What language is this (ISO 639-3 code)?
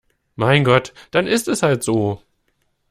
deu